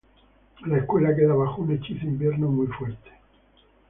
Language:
Spanish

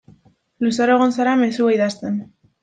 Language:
Basque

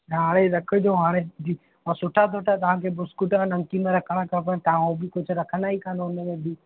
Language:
Sindhi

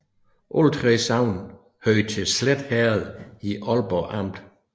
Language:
Danish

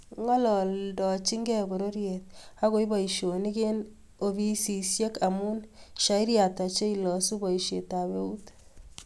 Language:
Kalenjin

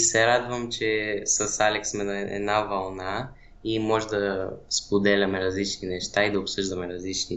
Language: Bulgarian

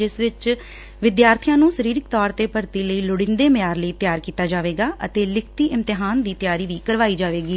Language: Punjabi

